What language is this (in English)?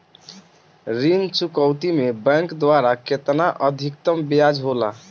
Bhojpuri